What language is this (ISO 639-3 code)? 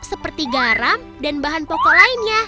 ind